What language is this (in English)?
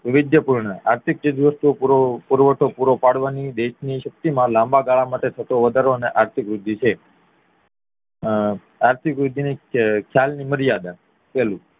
Gujarati